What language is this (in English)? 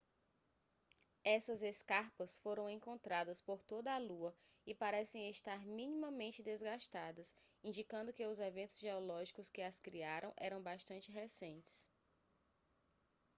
Portuguese